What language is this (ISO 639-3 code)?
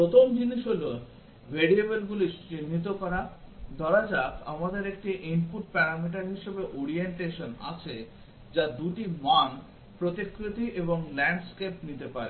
ben